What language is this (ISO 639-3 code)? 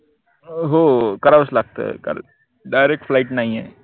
mar